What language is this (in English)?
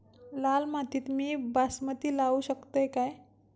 Marathi